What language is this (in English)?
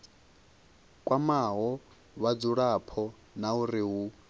Venda